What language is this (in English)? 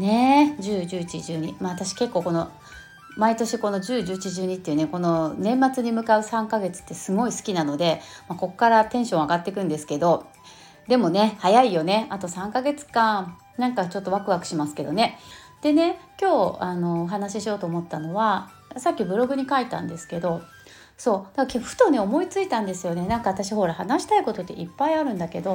Japanese